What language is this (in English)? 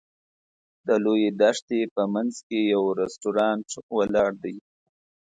Pashto